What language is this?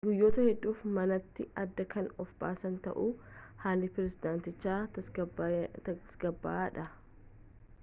Oromo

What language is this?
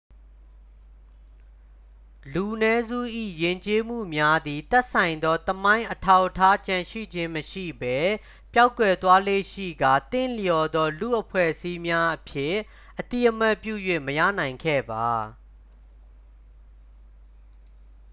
Burmese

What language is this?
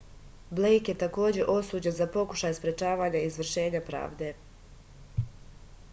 Serbian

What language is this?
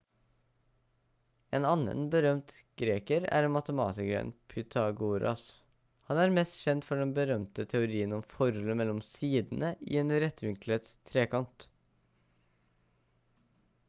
Norwegian Bokmål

